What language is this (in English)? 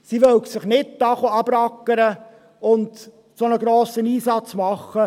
Swiss German